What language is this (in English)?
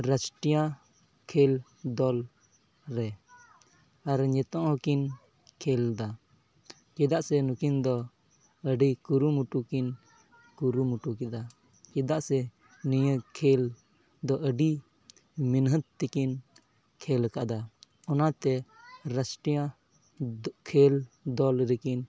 Santali